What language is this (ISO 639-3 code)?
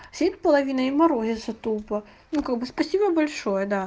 rus